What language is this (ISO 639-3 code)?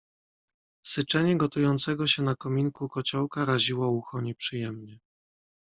pol